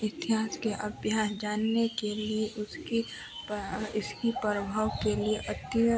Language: Hindi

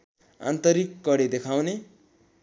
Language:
Nepali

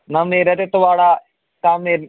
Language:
Dogri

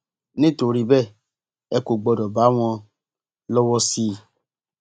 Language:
Yoruba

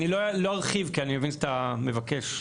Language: Hebrew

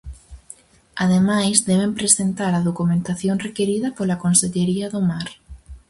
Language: Galician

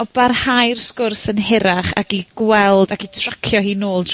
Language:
Welsh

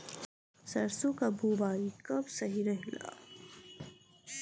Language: Bhojpuri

